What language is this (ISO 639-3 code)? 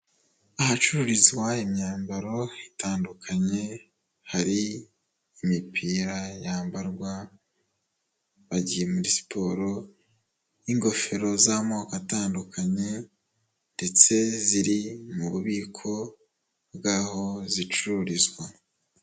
kin